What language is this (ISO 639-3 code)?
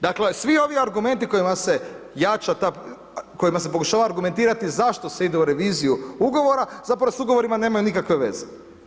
hrv